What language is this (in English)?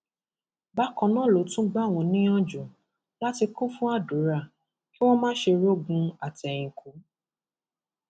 Yoruba